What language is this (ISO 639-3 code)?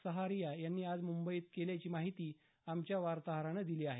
mar